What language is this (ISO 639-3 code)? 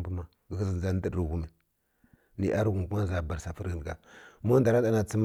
fkk